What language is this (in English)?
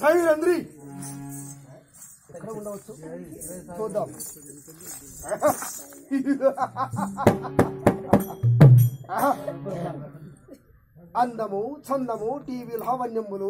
Arabic